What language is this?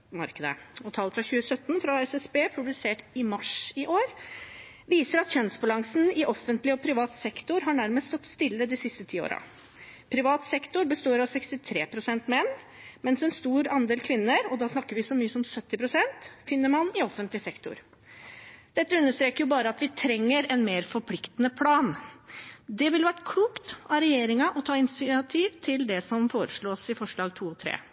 Norwegian Bokmål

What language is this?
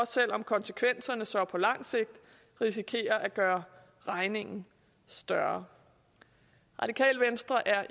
Danish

